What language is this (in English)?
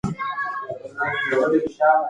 Pashto